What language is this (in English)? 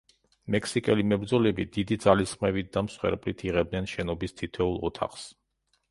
Georgian